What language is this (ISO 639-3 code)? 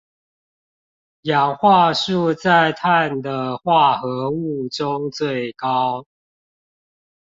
zho